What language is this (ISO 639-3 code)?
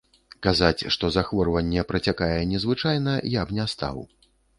bel